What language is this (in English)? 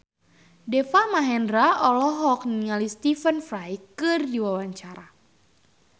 Sundanese